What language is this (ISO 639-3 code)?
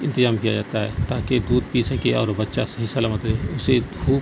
urd